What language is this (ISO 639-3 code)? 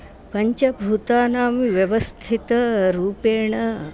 san